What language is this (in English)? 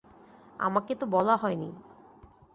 Bangla